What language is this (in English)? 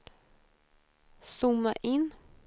Swedish